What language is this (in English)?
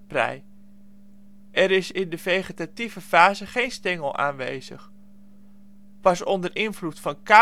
Dutch